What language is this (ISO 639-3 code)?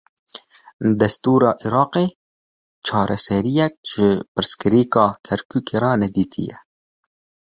kur